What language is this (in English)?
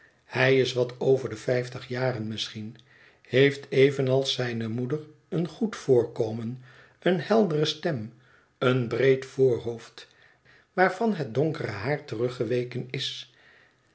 Dutch